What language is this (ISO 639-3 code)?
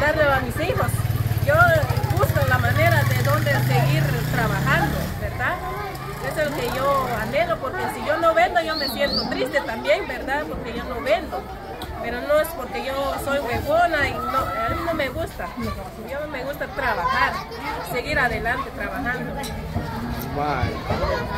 spa